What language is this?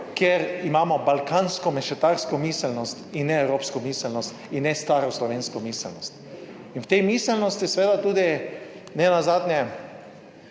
Slovenian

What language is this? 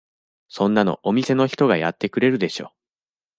Japanese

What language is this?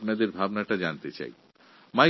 Bangla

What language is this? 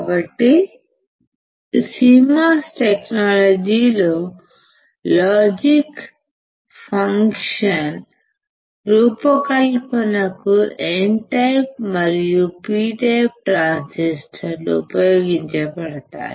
Telugu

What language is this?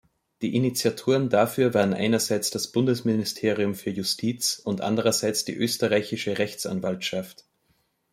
German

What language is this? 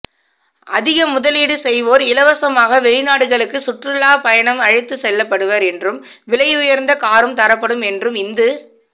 Tamil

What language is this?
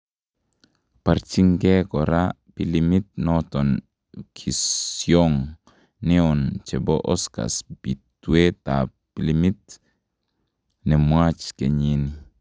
Kalenjin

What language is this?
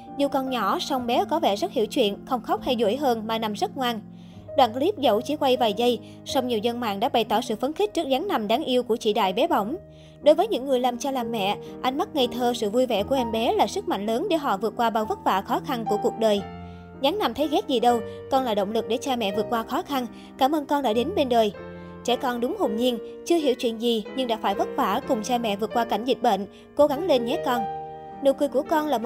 Vietnamese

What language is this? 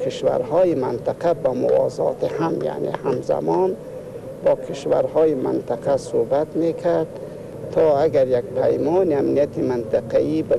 Persian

